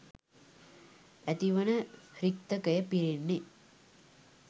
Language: Sinhala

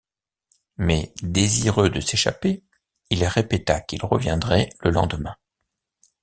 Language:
French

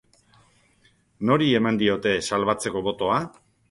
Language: Basque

